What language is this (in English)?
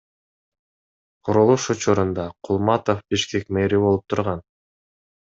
Kyrgyz